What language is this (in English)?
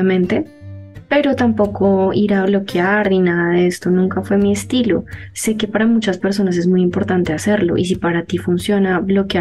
Spanish